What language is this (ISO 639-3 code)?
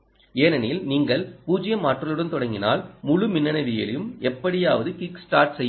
tam